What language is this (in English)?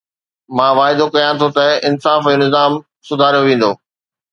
Sindhi